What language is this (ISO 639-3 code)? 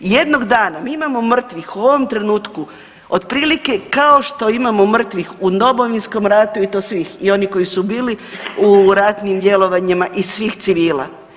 hrv